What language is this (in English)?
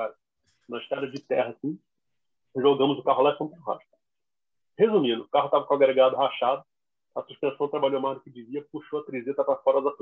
Portuguese